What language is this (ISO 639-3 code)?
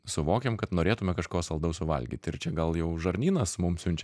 lit